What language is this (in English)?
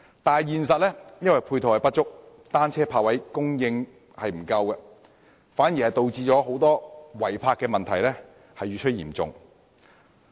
Cantonese